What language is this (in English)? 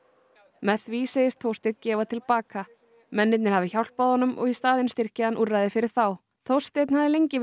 Icelandic